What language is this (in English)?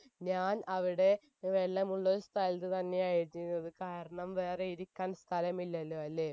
Malayalam